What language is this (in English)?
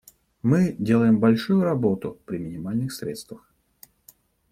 Russian